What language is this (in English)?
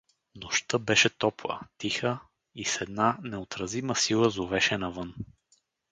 Bulgarian